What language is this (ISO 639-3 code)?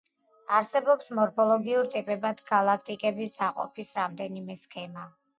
kat